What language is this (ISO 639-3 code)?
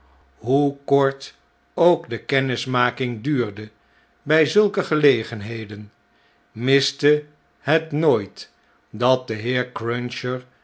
nld